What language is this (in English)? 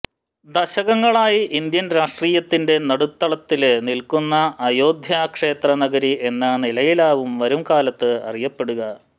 Malayalam